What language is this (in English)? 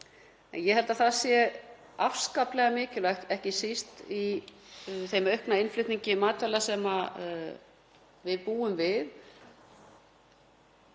Icelandic